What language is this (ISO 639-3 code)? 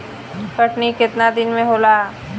bho